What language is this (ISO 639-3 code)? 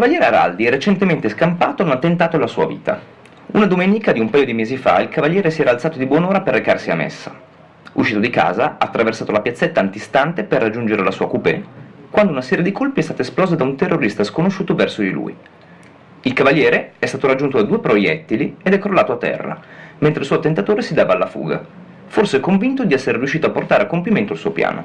ita